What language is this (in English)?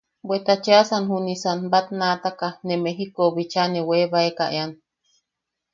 Yaqui